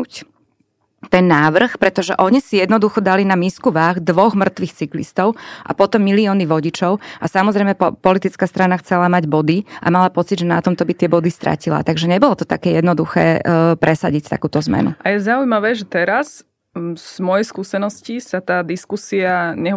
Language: Slovak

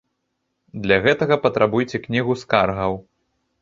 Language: Belarusian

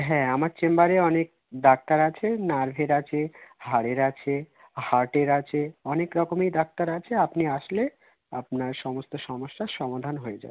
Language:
Bangla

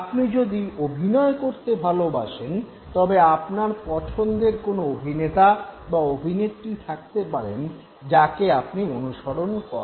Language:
Bangla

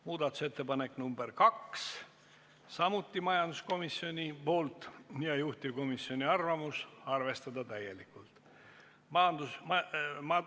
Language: Estonian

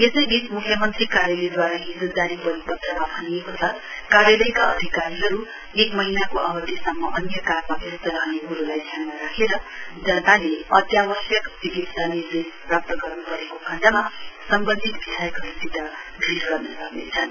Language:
Nepali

